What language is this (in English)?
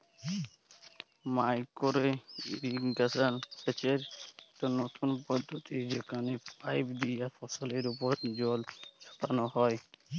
Bangla